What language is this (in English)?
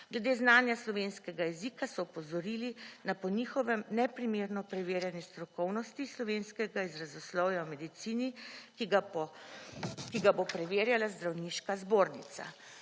Slovenian